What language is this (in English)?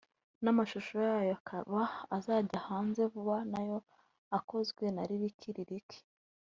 Kinyarwanda